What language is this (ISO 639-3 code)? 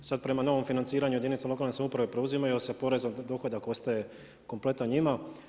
hrv